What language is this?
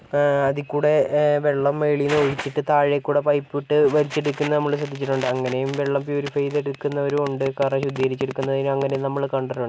Malayalam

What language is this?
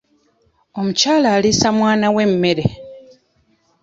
Ganda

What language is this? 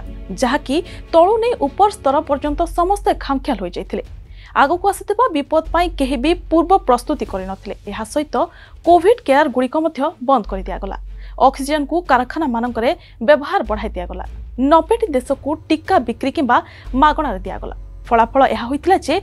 Hindi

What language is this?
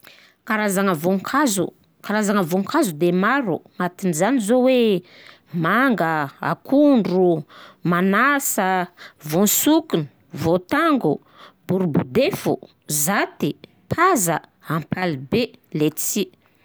Southern Betsimisaraka Malagasy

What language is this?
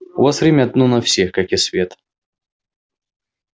Russian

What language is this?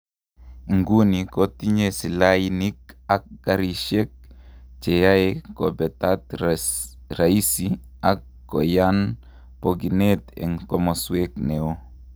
Kalenjin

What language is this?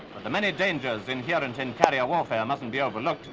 English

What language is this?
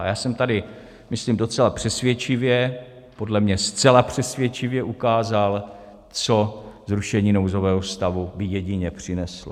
Czech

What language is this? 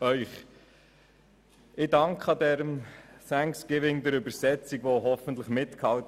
Swiss German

